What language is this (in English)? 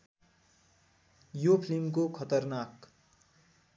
Nepali